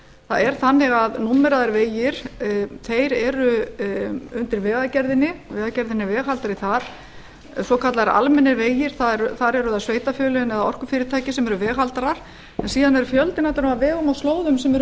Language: Icelandic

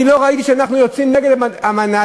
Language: Hebrew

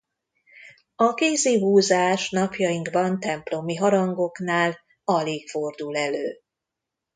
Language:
Hungarian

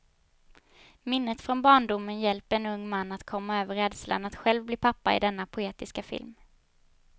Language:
Swedish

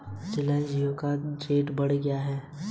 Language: Hindi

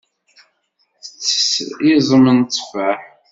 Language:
Kabyle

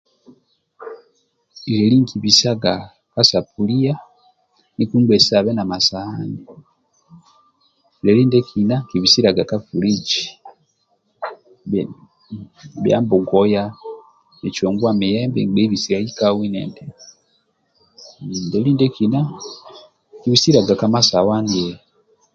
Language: Amba (Uganda)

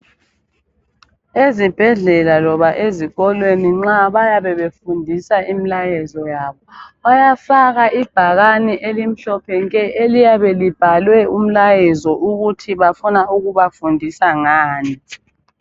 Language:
North Ndebele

